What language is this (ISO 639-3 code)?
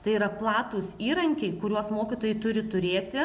lit